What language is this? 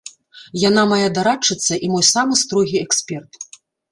Belarusian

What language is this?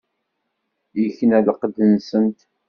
Kabyle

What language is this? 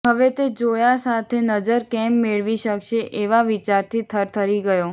Gujarati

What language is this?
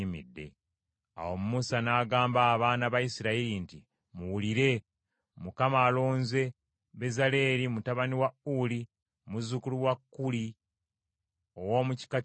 Ganda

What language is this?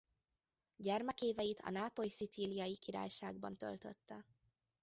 Hungarian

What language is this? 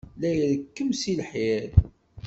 Kabyle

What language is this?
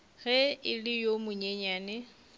Northern Sotho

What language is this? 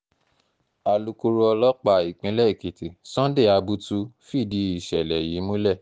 Yoruba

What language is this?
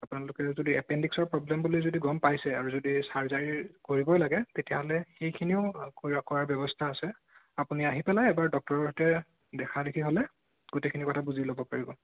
Assamese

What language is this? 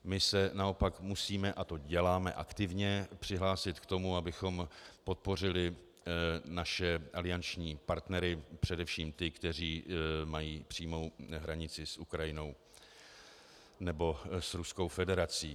Czech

